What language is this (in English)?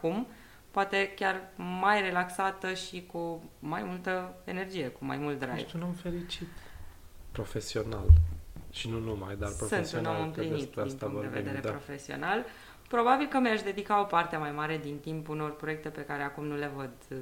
Romanian